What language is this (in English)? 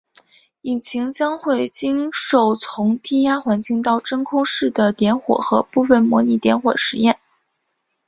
Chinese